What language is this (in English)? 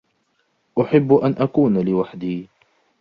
Arabic